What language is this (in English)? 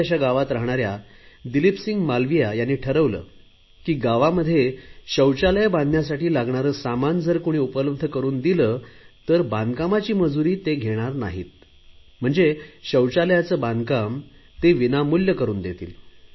Marathi